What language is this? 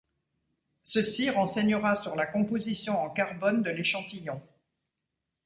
French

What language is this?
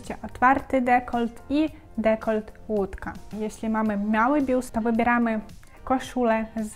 Polish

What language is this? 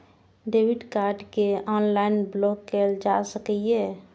Maithili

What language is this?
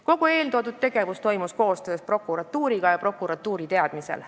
Estonian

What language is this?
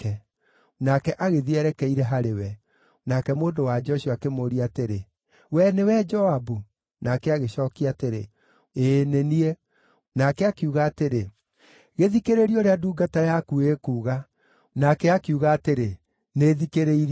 Kikuyu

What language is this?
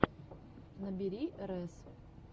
Russian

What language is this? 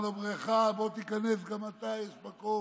Hebrew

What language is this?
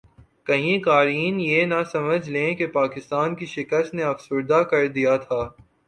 Urdu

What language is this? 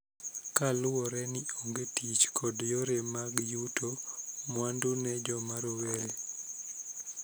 Luo (Kenya and Tanzania)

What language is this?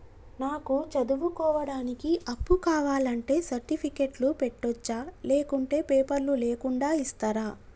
Telugu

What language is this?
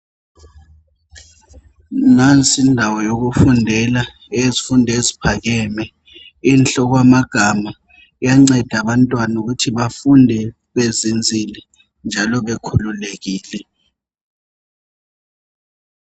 North Ndebele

